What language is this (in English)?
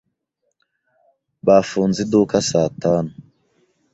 Kinyarwanda